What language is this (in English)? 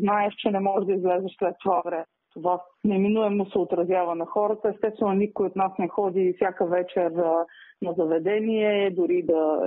Bulgarian